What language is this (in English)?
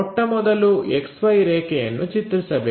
Kannada